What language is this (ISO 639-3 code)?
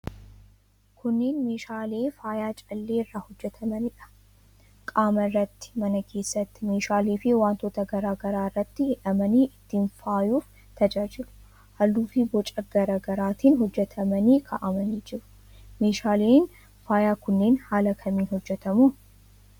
orm